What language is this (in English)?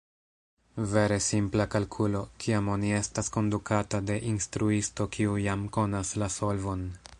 Esperanto